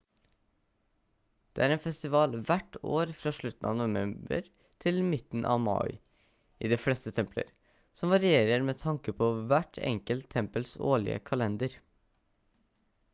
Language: Norwegian Bokmål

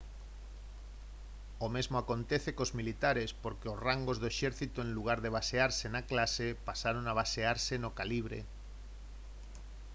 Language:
Galician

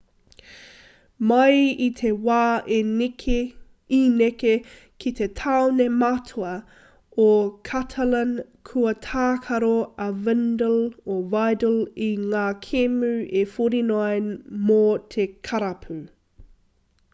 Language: Māori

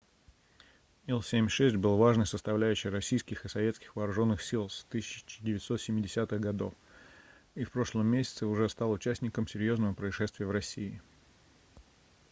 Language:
Russian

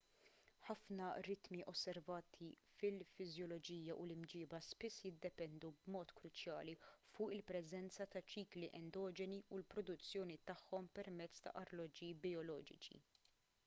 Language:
Maltese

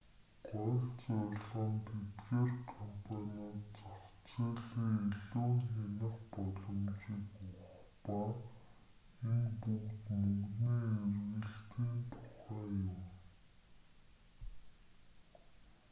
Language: Mongolian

